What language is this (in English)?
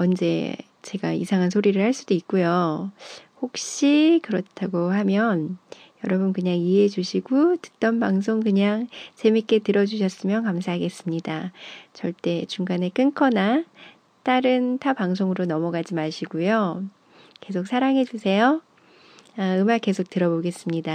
Korean